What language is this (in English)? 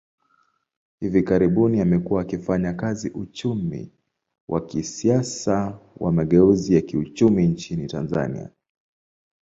Swahili